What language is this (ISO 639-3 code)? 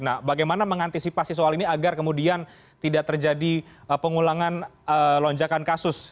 ind